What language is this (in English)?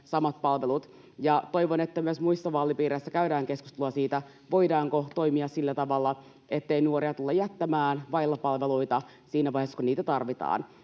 Finnish